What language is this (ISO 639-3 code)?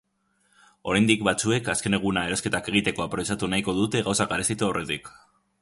eus